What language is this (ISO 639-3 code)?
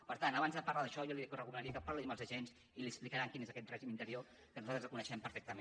cat